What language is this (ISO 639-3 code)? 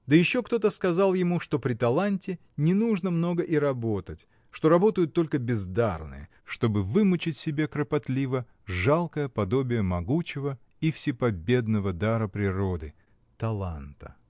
rus